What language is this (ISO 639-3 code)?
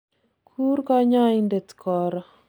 kln